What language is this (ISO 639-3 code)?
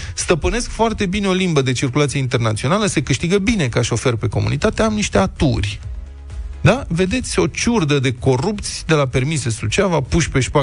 ron